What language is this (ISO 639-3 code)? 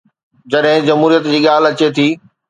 snd